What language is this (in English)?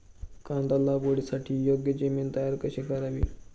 Marathi